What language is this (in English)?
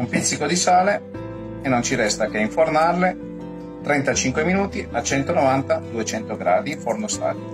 Italian